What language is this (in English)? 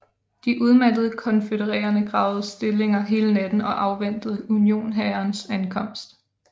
Danish